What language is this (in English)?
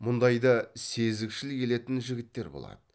Kazakh